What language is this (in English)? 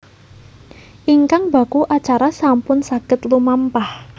Javanese